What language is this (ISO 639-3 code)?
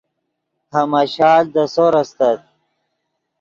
ydg